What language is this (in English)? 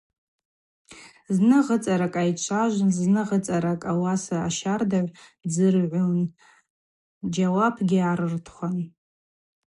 Abaza